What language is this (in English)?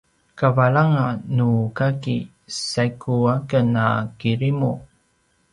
Paiwan